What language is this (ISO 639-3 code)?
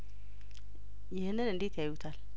amh